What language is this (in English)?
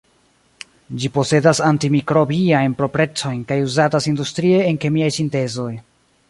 Esperanto